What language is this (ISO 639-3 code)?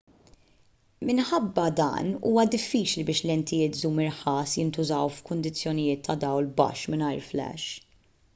mlt